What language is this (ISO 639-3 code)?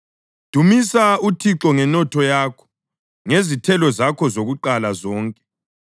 nde